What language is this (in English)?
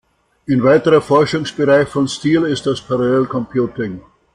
German